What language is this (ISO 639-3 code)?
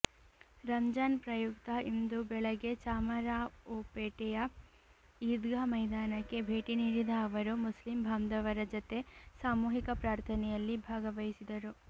kan